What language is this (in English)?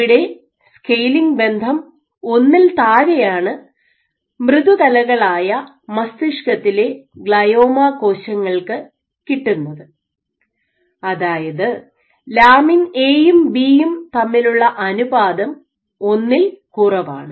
Malayalam